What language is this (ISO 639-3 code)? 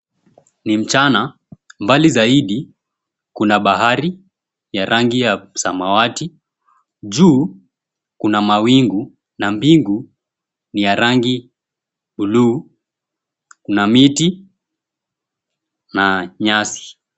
swa